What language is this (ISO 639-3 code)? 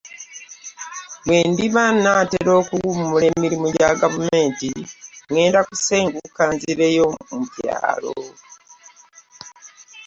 lug